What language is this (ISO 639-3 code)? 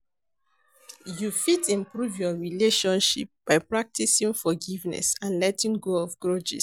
pcm